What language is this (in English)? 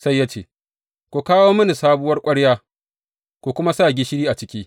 Hausa